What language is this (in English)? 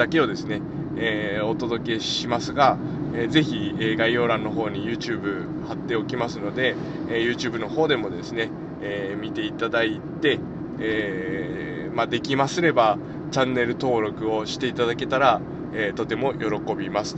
Japanese